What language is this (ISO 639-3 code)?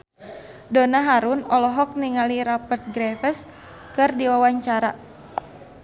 sun